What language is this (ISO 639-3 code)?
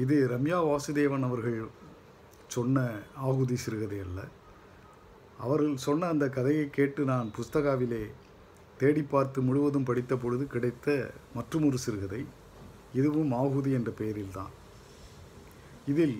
tam